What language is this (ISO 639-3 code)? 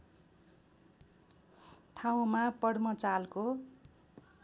nep